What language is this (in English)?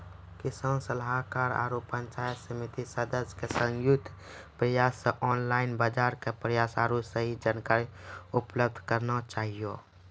Maithili